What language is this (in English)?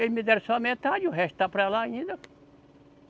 Portuguese